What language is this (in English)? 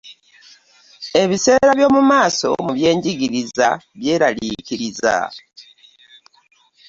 Ganda